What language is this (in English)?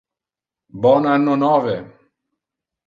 Interlingua